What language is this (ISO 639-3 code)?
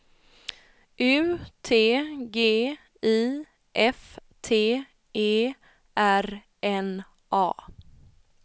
swe